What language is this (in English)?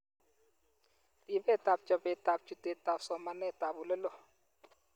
Kalenjin